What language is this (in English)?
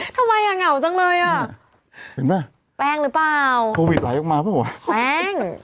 Thai